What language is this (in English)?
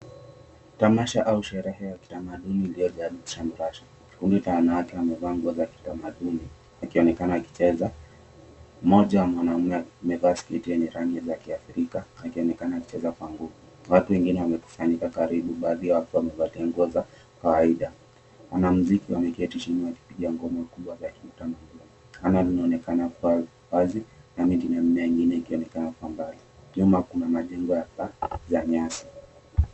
Swahili